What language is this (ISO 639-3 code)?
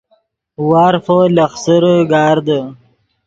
ydg